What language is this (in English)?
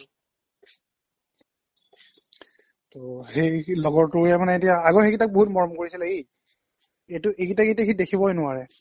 Assamese